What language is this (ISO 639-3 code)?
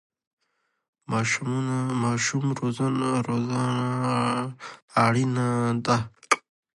pus